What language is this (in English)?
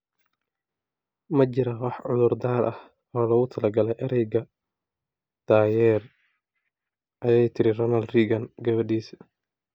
Somali